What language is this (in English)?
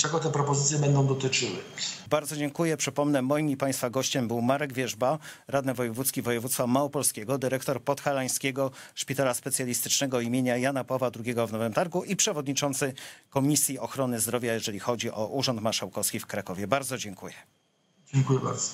Polish